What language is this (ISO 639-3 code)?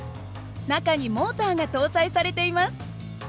jpn